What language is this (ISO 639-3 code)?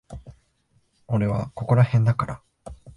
jpn